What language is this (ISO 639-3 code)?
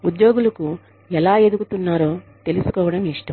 tel